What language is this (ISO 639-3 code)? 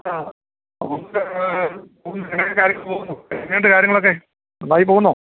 mal